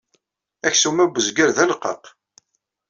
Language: Kabyle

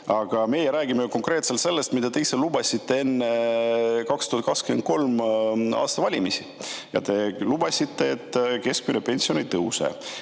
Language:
Estonian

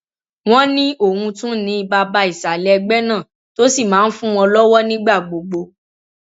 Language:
Yoruba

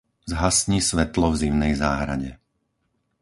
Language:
Slovak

